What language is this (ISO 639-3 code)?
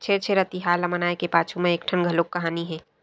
hne